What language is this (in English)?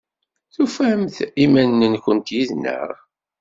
Kabyle